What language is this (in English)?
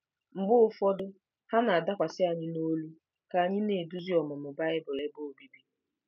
Igbo